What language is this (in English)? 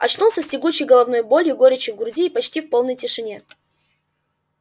Russian